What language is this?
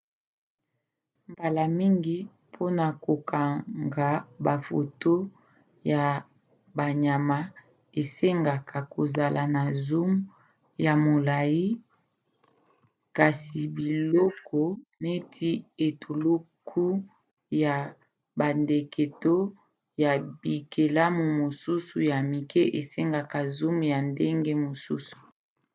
Lingala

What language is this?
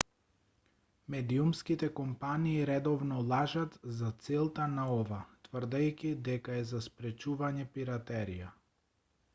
Macedonian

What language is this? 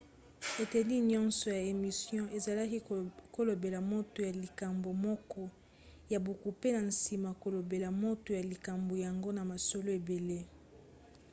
Lingala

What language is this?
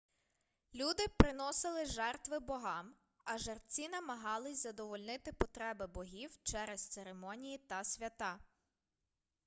Ukrainian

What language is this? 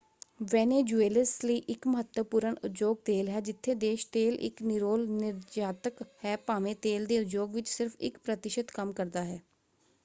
Punjabi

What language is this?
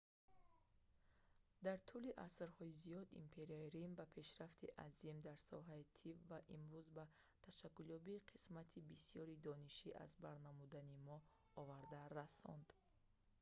Tajik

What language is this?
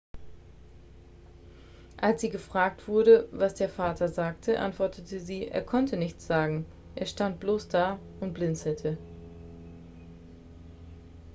German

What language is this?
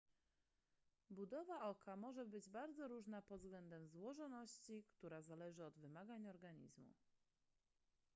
Polish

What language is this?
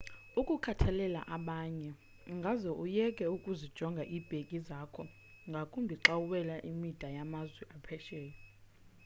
Xhosa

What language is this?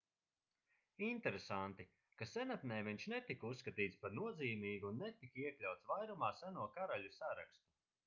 Latvian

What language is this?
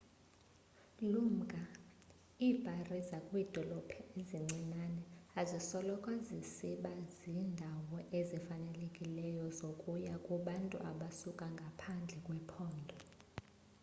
Xhosa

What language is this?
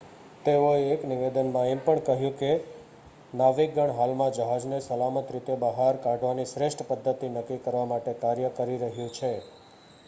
Gujarati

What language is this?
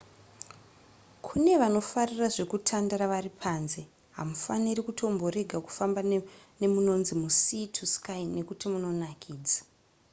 Shona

